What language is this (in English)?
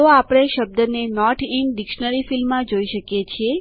Gujarati